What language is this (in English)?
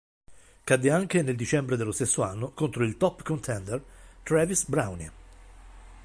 Italian